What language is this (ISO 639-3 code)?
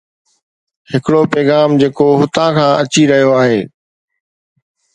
snd